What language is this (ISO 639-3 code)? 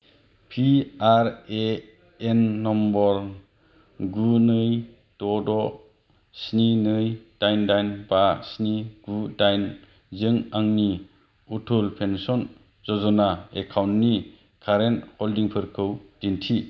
brx